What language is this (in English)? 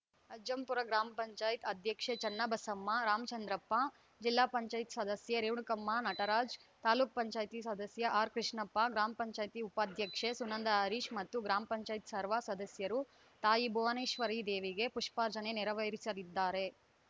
Kannada